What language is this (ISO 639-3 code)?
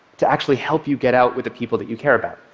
eng